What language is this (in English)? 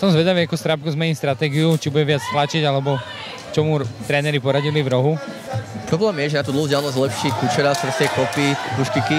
Czech